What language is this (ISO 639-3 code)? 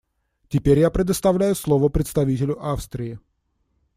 rus